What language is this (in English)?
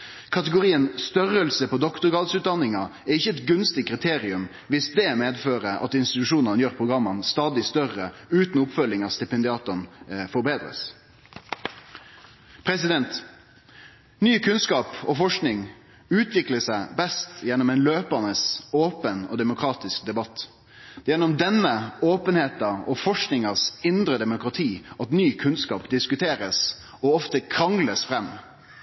Norwegian Nynorsk